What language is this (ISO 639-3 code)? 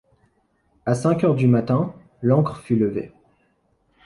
fra